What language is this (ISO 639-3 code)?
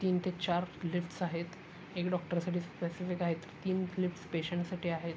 mar